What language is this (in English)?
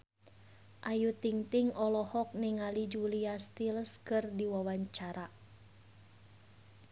Sundanese